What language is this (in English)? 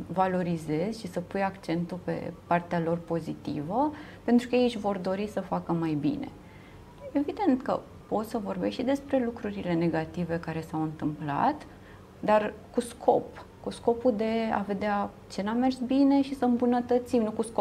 Romanian